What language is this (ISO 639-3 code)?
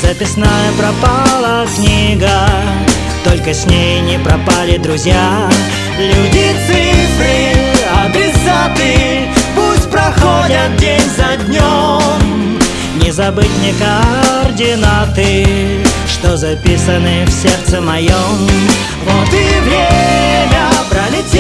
rus